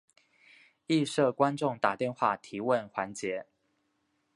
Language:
Chinese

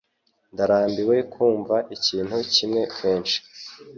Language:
Kinyarwanda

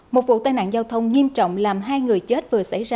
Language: Vietnamese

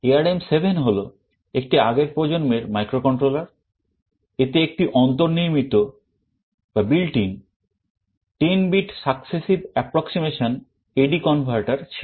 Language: Bangla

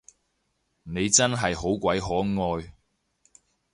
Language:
Cantonese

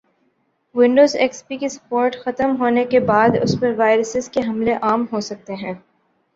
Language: Urdu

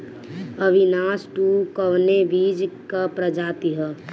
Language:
Bhojpuri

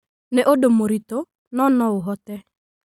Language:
Kikuyu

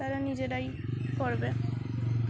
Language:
Bangla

